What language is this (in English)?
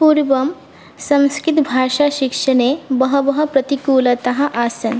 Sanskrit